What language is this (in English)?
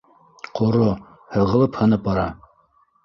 Bashkir